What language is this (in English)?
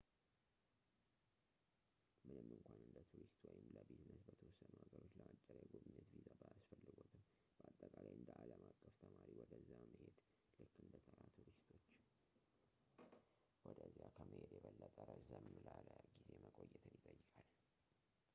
Amharic